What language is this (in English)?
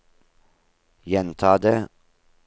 Norwegian